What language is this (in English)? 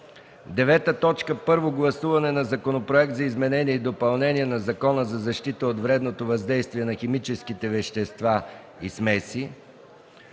Bulgarian